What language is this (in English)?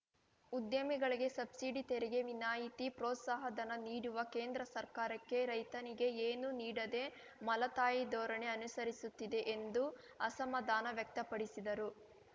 Kannada